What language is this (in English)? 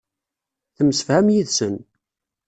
Kabyle